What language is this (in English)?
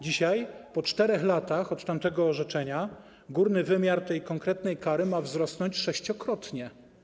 Polish